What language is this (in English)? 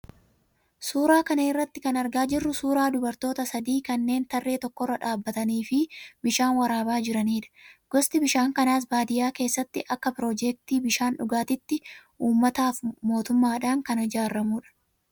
Oromo